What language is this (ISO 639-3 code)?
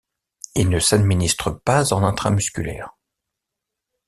fra